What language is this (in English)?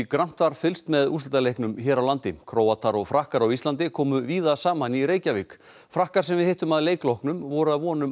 Icelandic